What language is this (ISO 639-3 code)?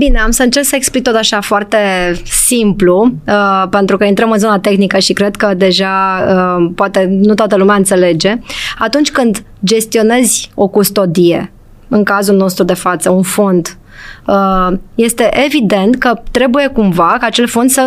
ron